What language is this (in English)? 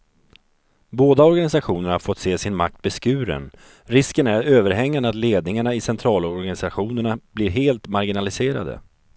Swedish